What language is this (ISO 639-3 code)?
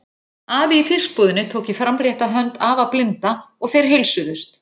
isl